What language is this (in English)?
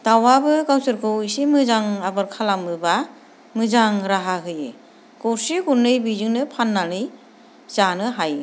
Bodo